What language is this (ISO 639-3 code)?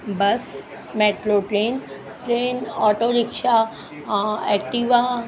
snd